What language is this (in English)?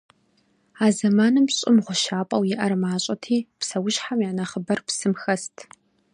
Kabardian